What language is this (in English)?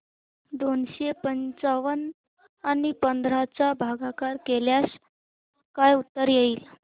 Marathi